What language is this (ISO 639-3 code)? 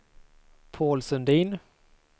swe